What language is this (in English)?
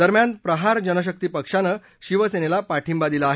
Marathi